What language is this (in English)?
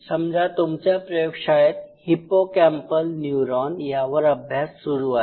Marathi